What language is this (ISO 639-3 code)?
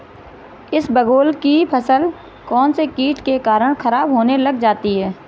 hin